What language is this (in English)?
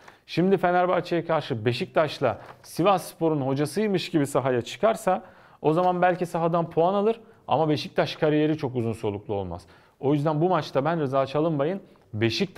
Turkish